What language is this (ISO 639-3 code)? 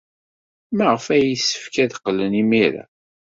kab